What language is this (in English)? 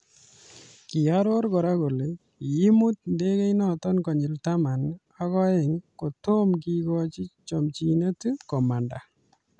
Kalenjin